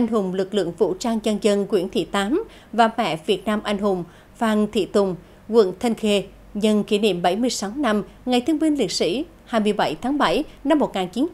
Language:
Vietnamese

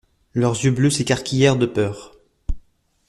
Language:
French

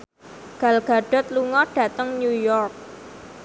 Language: Javanese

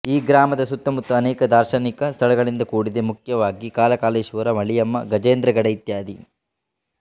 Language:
Kannada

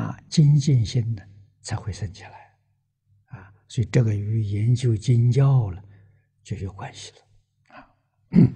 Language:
Chinese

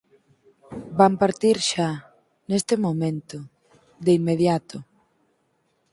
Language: Galician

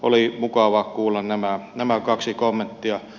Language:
Finnish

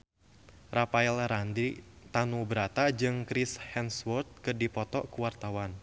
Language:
Sundanese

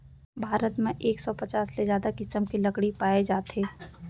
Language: Chhattisgarhi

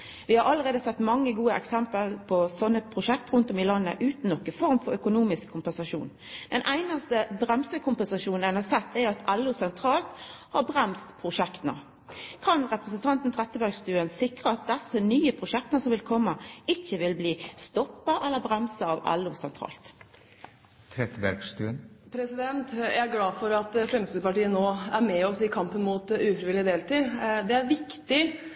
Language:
Norwegian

